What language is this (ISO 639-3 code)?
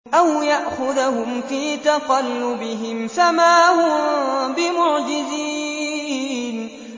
ara